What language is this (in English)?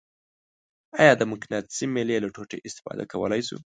Pashto